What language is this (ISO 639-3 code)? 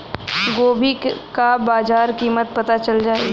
bho